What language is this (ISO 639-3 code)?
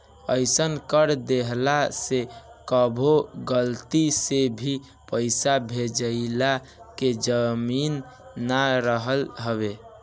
bho